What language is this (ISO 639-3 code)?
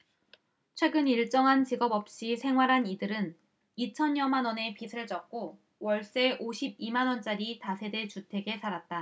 kor